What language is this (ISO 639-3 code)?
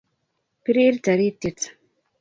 kln